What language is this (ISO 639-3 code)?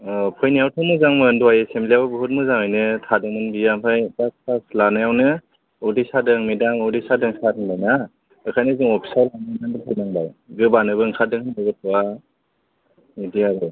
brx